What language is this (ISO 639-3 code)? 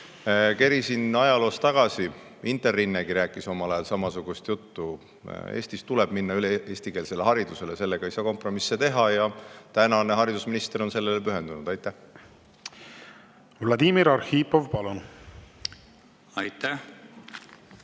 est